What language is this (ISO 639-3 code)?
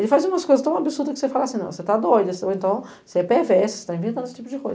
por